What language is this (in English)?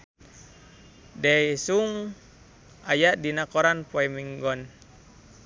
Sundanese